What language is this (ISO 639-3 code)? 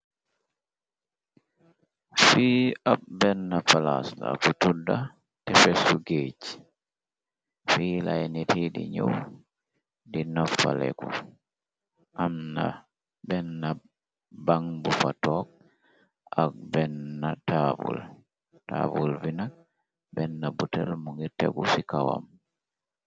wol